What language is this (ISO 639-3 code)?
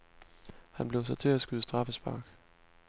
dan